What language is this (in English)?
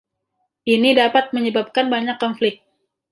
Indonesian